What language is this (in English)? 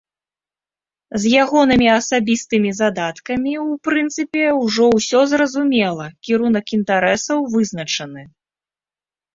Belarusian